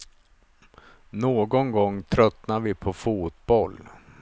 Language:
Swedish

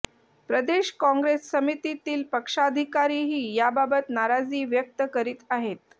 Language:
Marathi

